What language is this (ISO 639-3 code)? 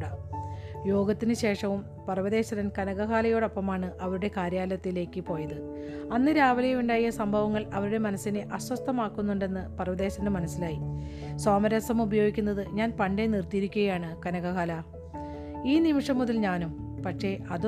mal